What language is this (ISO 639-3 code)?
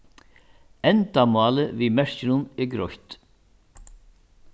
fao